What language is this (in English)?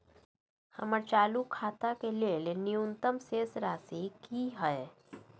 Maithili